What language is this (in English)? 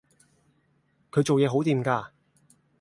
Cantonese